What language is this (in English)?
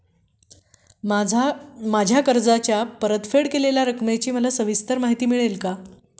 Marathi